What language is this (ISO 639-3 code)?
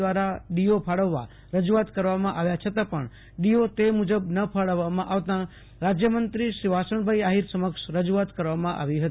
guj